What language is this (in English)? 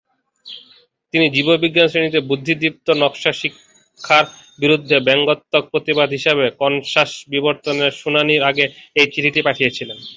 Bangla